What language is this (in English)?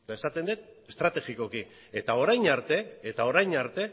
Basque